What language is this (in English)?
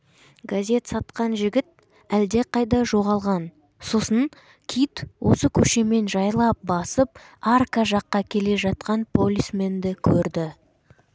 Kazakh